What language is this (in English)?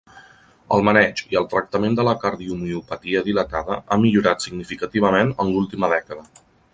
Catalan